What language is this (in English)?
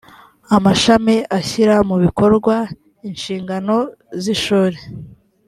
Kinyarwanda